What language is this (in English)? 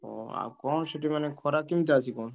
Odia